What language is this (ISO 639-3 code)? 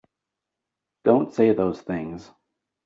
eng